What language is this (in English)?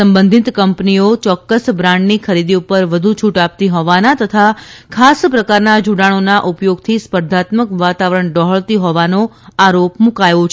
Gujarati